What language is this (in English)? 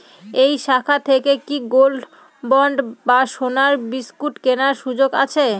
Bangla